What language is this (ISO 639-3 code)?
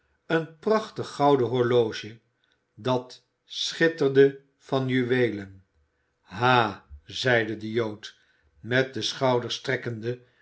nld